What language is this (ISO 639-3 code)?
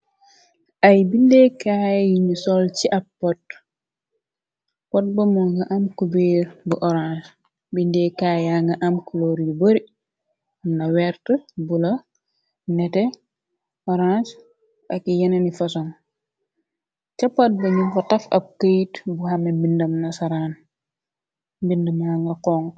wol